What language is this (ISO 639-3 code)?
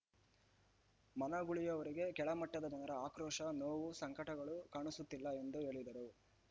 kan